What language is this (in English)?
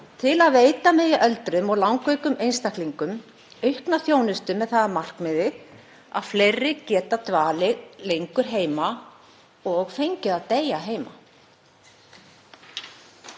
Icelandic